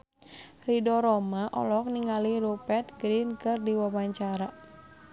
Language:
Sundanese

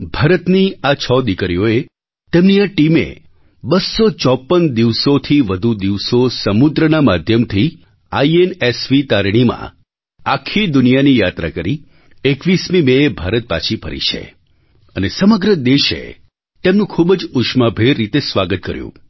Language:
Gujarati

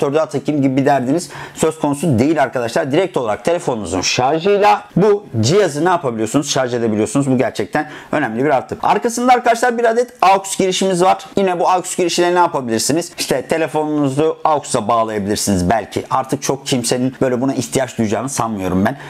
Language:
Turkish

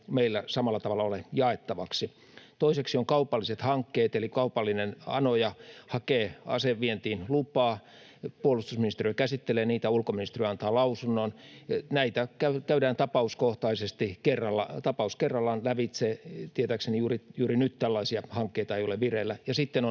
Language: Finnish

